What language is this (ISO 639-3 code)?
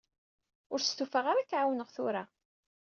kab